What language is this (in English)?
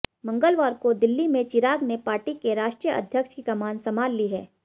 Hindi